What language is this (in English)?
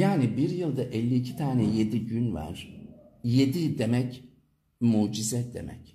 Turkish